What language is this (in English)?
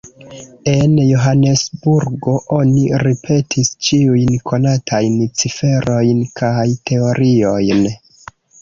Esperanto